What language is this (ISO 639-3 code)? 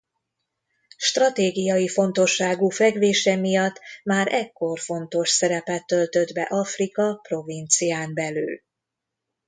hun